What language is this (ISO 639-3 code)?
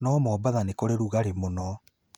kik